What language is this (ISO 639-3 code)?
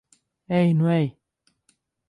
lav